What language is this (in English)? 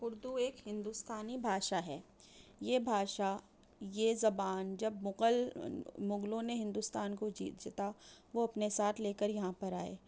Urdu